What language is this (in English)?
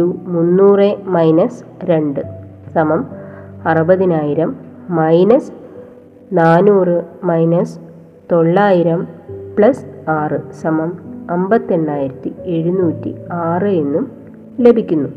Malayalam